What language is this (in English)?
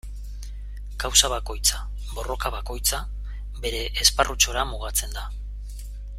Basque